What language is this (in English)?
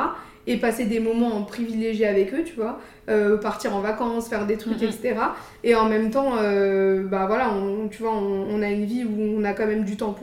French